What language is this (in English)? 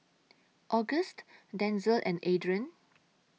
English